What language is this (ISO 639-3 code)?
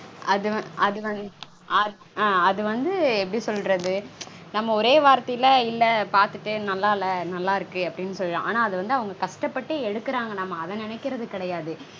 tam